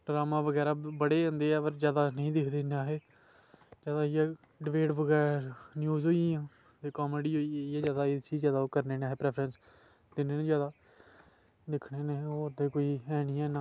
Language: Dogri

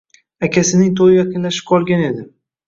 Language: Uzbek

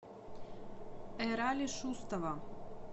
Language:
Russian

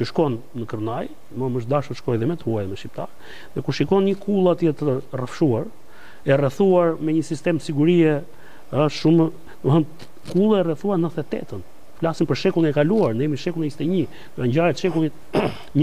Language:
Romanian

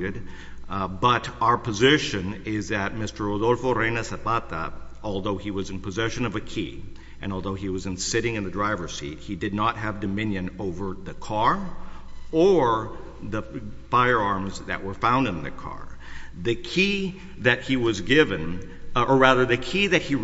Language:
English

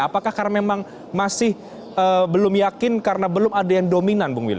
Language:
Indonesian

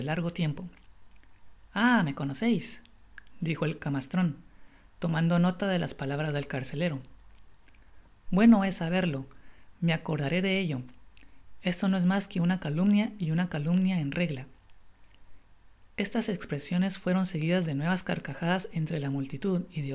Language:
Spanish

